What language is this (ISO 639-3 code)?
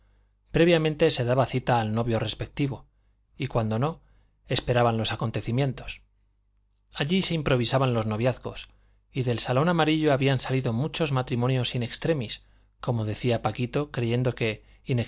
spa